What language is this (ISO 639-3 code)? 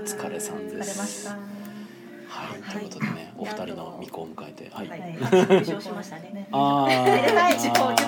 jpn